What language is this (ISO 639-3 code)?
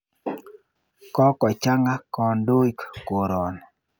kln